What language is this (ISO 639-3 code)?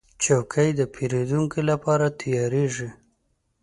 pus